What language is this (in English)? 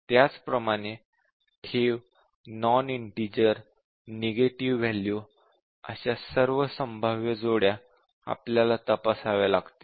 Marathi